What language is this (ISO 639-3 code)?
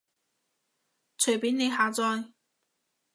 yue